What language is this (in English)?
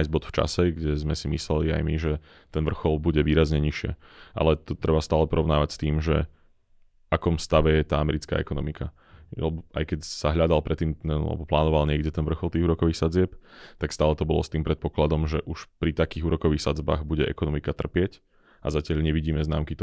Slovak